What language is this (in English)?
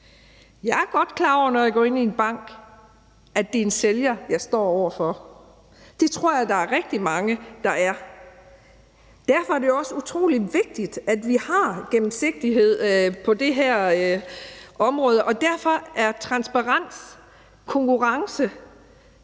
Danish